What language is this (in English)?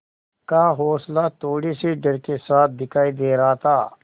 Hindi